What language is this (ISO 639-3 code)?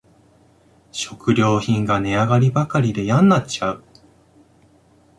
jpn